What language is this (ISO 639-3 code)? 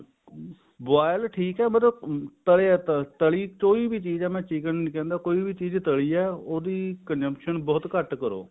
pan